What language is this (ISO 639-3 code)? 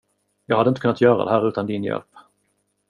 swe